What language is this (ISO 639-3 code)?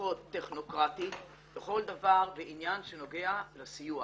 heb